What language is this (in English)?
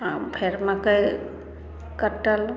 Maithili